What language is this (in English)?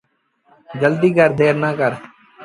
Sindhi Bhil